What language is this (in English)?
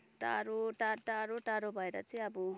Nepali